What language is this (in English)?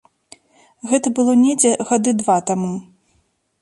Belarusian